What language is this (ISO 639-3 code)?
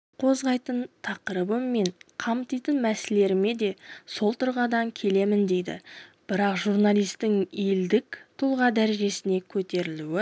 kaz